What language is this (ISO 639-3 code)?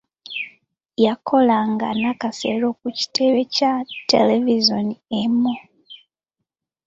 lug